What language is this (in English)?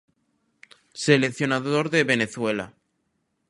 Galician